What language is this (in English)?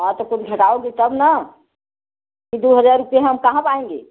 Hindi